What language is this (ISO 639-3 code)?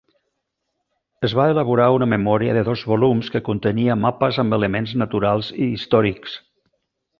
cat